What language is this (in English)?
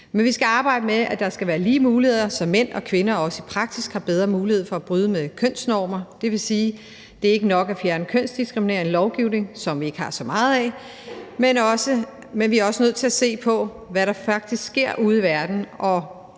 Danish